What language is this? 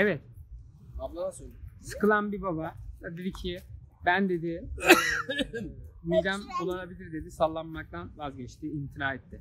Turkish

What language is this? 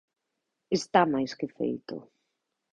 Galician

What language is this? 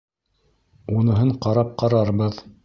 Bashkir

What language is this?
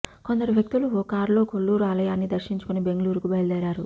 Telugu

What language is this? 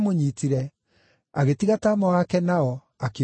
Kikuyu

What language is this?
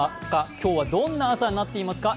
Japanese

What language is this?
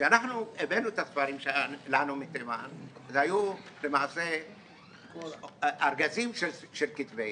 Hebrew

